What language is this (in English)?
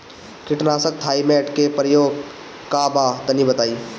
Bhojpuri